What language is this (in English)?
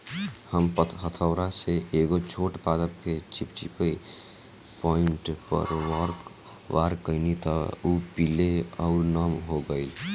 Bhojpuri